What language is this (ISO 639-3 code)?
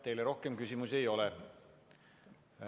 est